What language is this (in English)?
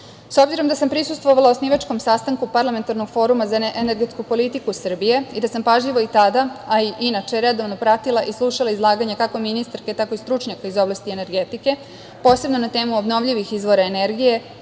Serbian